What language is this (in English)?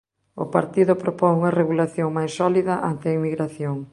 Galician